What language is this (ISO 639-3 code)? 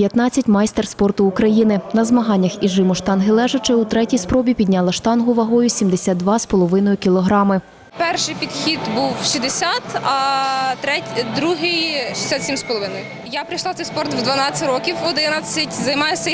ukr